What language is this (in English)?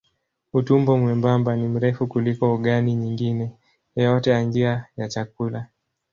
Swahili